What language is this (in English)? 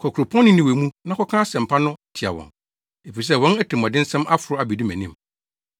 Akan